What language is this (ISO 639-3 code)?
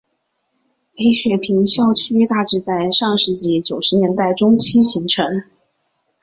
zho